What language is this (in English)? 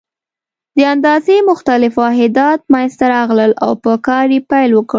Pashto